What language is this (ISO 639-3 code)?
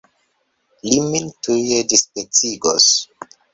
epo